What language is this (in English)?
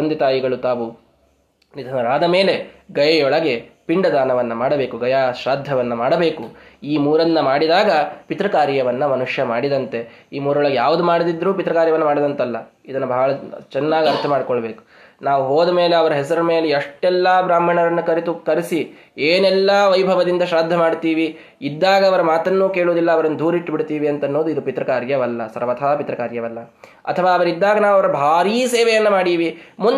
Kannada